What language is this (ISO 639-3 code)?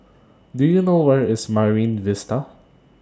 eng